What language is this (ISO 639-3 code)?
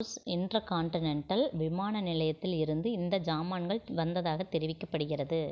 tam